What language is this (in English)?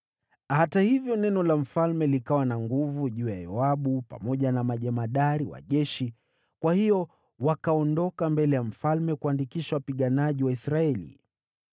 Swahili